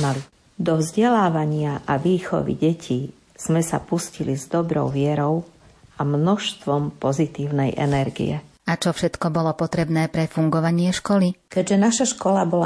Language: Slovak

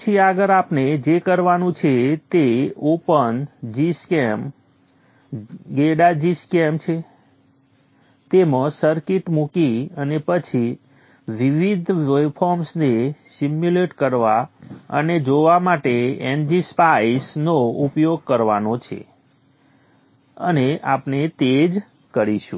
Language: Gujarati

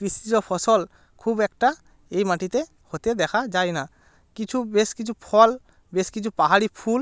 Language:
Bangla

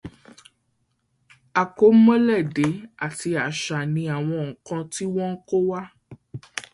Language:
Yoruba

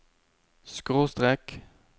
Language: Norwegian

